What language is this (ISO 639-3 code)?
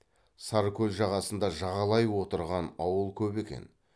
kaz